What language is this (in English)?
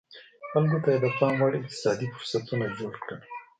Pashto